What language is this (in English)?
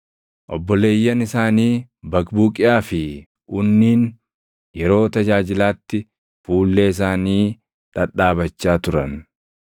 Oromo